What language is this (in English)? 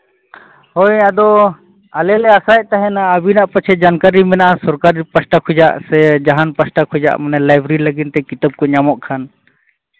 Santali